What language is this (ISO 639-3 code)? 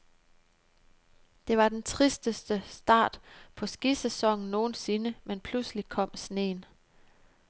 dan